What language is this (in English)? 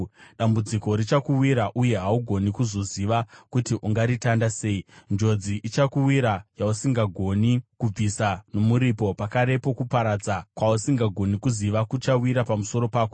Shona